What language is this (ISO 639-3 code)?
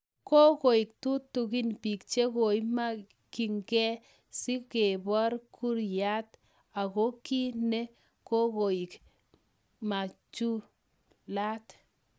kln